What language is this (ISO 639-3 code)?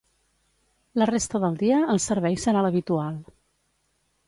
cat